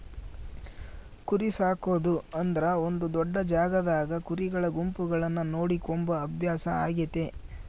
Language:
Kannada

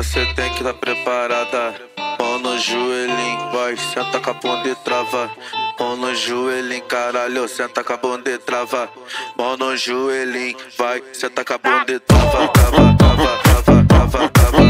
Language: Portuguese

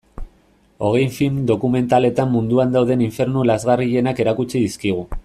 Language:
Basque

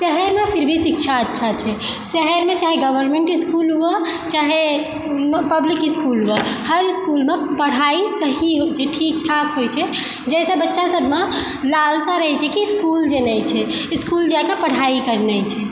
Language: Maithili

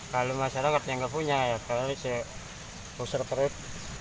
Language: Indonesian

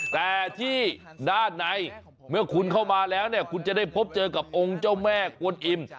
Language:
Thai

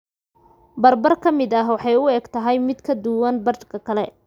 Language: Somali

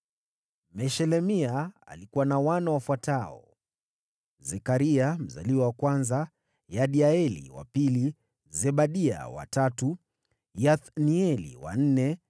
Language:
Swahili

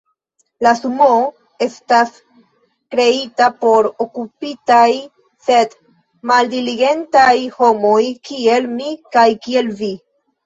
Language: Esperanto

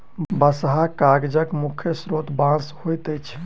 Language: Maithili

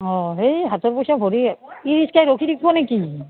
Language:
Assamese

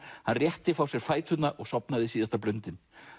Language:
Icelandic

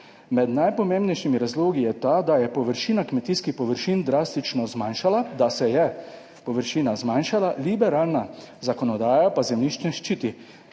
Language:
Slovenian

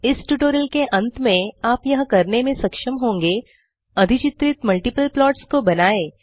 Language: Hindi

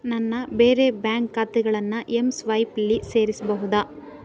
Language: Kannada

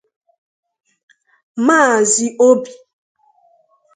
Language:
Igbo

